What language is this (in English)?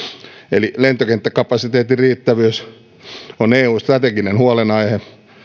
Finnish